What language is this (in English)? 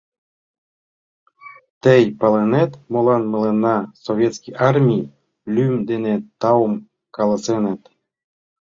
Mari